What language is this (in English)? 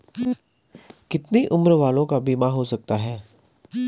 Hindi